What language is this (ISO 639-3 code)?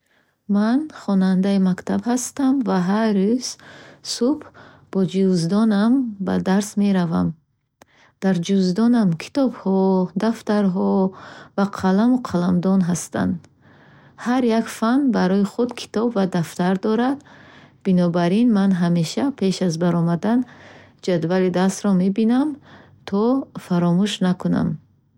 bhh